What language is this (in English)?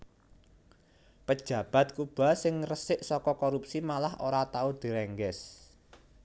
Javanese